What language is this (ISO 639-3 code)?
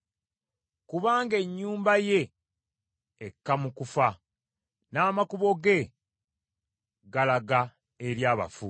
lug